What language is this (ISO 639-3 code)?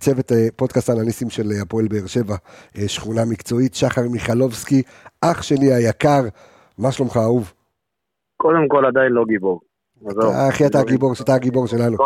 heb